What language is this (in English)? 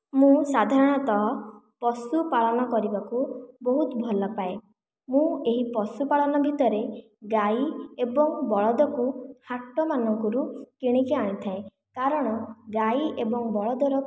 Odia